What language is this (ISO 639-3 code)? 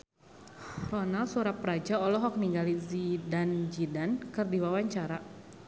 sun